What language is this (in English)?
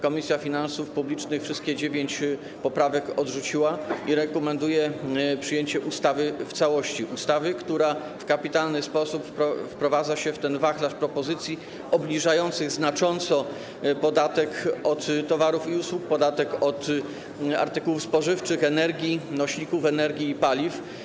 Polish